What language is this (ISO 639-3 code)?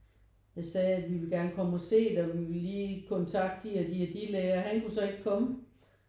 dan